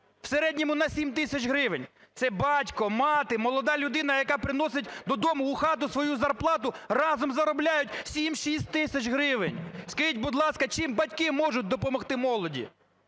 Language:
Ukrainian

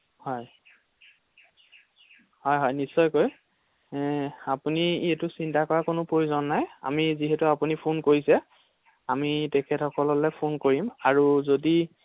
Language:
Assamese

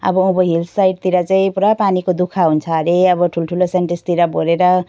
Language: Nepali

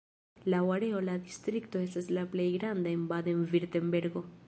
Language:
Esperanto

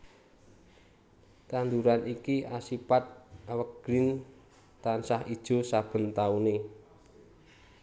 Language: Javanese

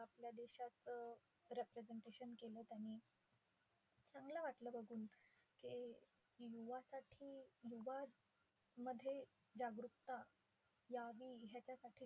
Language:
Marathi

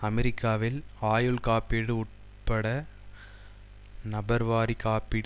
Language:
Tamil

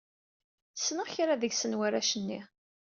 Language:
Kabyle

